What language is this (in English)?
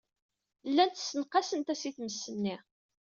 Kabyle